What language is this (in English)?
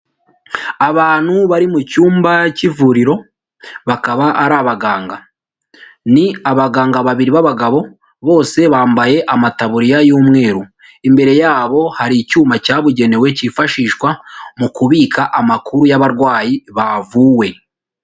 Kinyarwanda